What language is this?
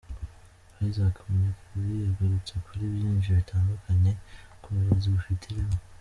Kinyarwanda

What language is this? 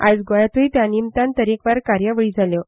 Konkani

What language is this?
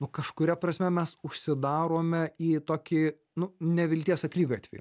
Lithuanian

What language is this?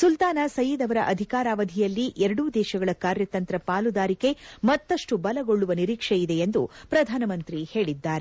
Kannada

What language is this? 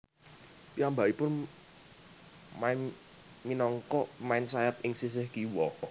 Javanese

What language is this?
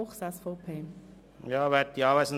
Swiss German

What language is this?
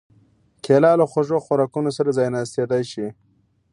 Pashto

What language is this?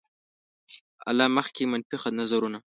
Pashto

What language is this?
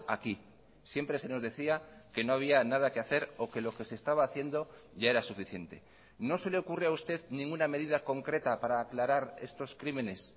Spanish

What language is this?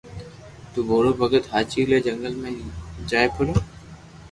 Loarki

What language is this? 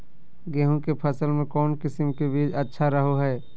Magahi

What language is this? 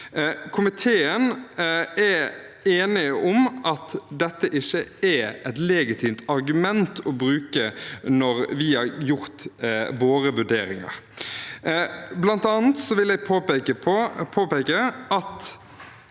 Norwegian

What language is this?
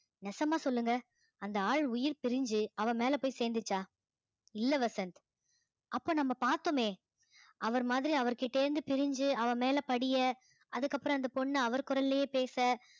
Tamil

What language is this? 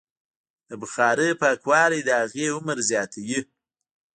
Pashto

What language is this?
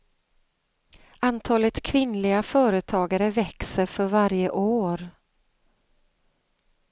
Swedish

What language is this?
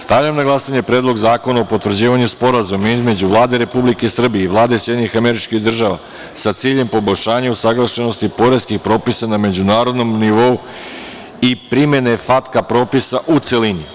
Serbian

